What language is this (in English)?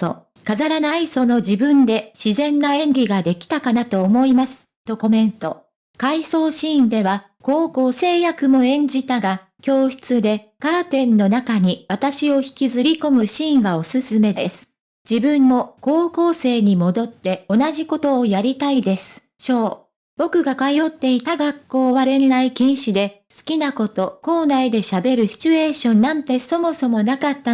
Japanese